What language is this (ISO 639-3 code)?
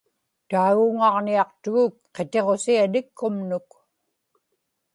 ipk